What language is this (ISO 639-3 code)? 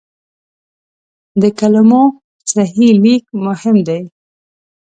pus